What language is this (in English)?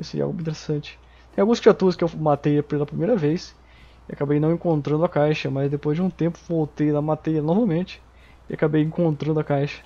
Portuguese